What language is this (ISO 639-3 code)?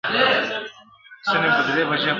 pus